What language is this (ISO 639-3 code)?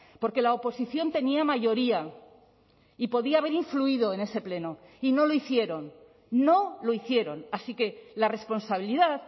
spa